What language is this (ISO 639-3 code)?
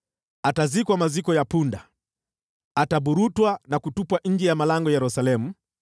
swa